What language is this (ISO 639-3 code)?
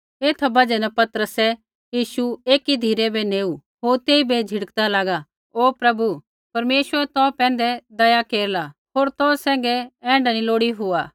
kfx